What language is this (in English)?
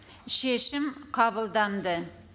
Kazakh